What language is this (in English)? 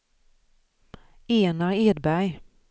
Swedish